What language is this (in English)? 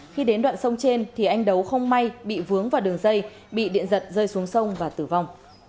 Vietnamese